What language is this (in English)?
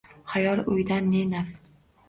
Uzbek